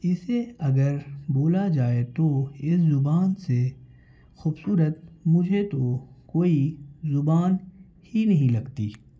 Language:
Urdu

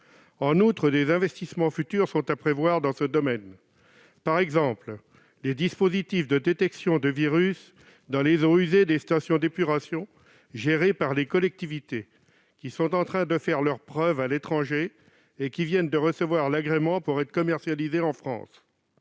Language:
French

